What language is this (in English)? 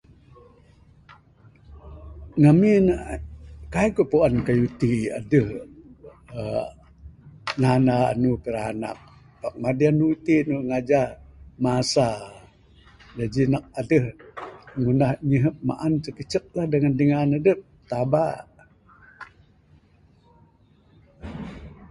Bukar-Sadung Bidayuh